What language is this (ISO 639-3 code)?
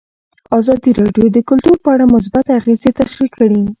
pus